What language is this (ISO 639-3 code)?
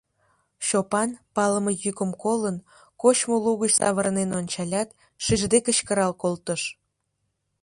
chm